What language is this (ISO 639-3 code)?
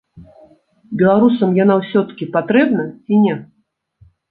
bel